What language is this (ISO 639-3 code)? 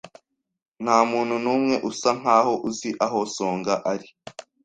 kin